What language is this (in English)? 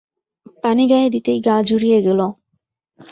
Bangla